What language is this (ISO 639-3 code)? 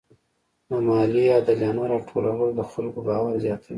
pus